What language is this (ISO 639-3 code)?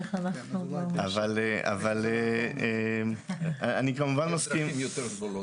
heb